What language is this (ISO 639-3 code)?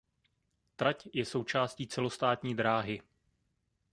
ces